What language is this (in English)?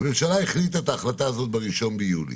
Hebrew